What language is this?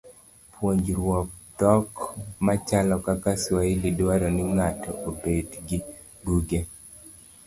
Luo (Kenya and Tanzania)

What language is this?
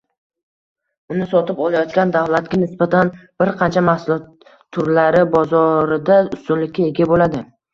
Uzbek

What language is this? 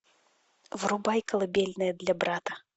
Russian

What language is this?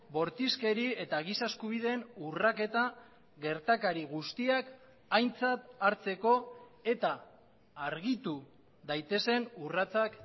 Basque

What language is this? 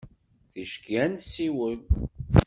Kabyle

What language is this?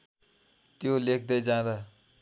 Nepali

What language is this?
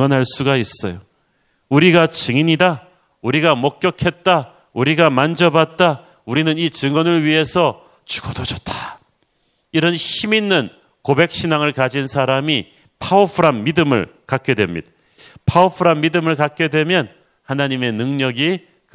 Korean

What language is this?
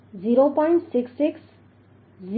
Gujarati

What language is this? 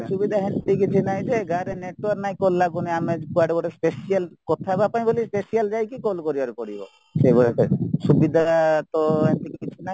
Odia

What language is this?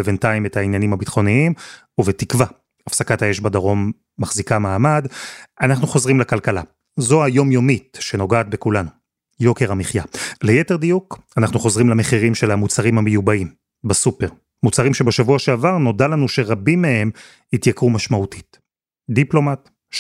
Hebrew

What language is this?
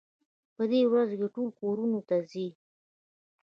Pashto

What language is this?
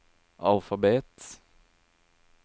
Norwegian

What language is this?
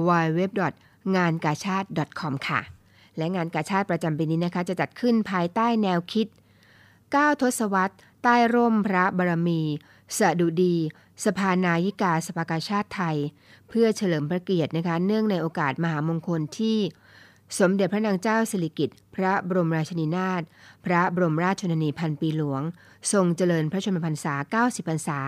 Thai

